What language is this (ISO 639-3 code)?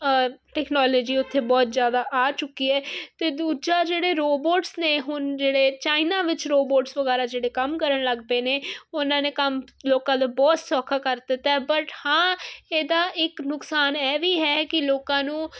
pan